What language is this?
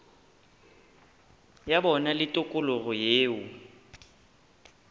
Northern Sotho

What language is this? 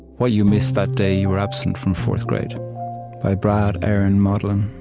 English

